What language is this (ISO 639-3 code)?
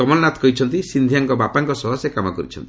ori